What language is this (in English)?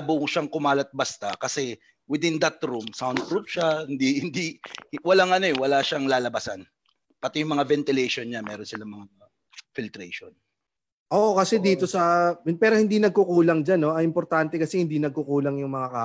Filipino